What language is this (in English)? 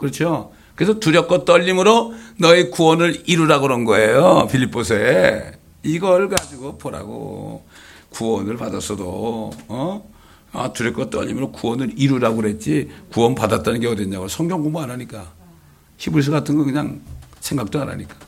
Korean